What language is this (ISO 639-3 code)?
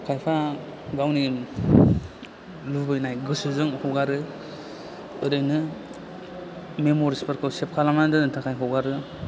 brx